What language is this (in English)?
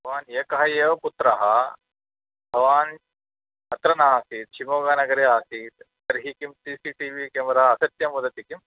Sanskrit